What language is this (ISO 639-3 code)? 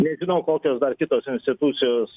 lit